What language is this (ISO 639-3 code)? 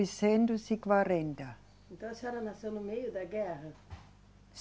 por